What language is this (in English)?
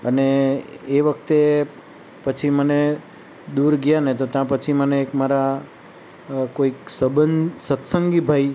Gujarati